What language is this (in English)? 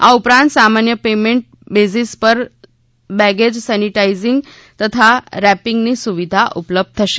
Gujarati